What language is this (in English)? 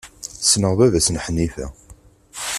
Kabyle